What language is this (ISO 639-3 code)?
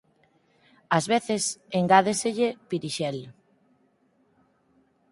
glg